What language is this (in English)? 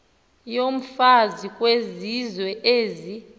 Xhosa